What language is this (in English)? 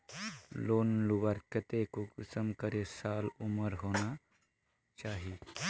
Magahi